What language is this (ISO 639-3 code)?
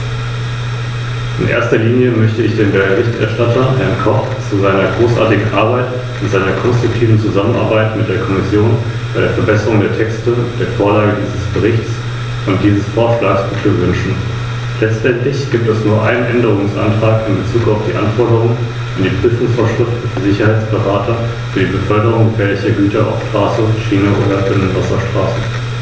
deu